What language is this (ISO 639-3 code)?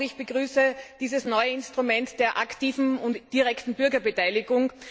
deu